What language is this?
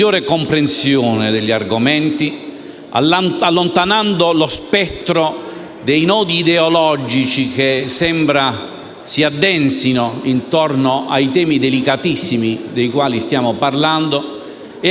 Italian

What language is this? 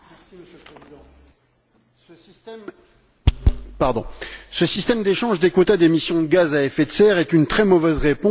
French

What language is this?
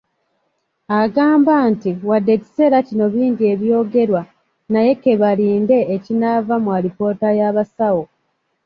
Ganda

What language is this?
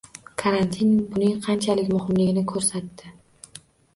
Uzbek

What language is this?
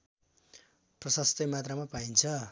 Nepali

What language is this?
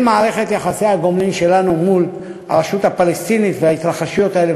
Hebrew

